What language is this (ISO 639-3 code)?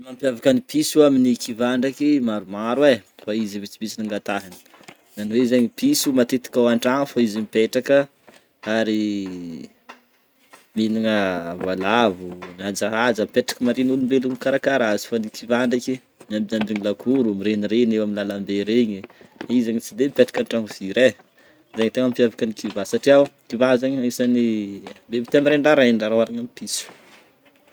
bmm